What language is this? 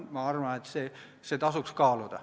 Estonian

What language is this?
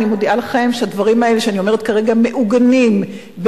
Hebrew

